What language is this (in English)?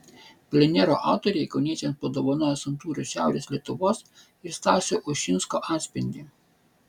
Lithuanian